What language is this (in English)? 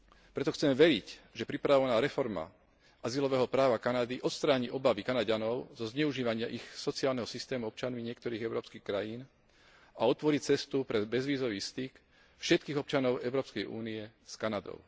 Slovak